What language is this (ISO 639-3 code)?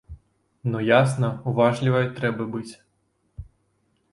bel